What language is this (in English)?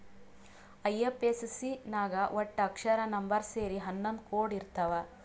Kannada